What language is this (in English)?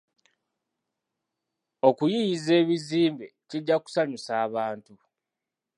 Ganda